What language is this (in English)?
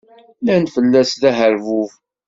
Kabyle